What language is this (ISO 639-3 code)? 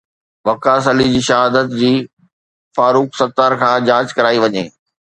snd